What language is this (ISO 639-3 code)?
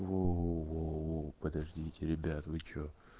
rus